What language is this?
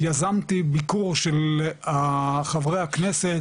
Hebrew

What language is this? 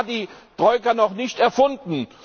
German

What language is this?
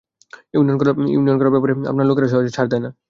Bangla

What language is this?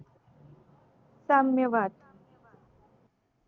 Marathi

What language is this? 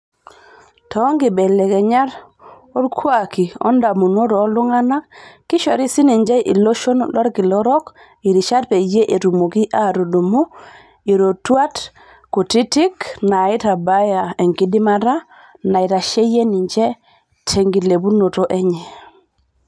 Masai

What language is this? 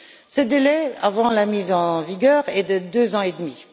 French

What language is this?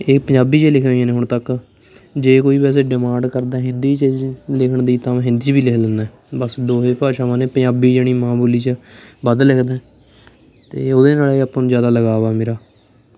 Punjabi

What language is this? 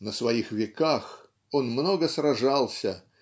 Russian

